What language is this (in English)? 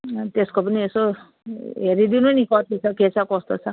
Nepali